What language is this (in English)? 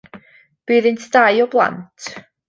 Welsh